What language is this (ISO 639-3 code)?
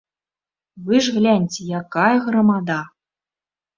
bel